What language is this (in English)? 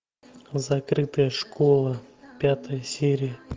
Russian